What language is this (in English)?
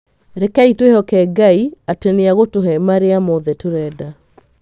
Kikuyu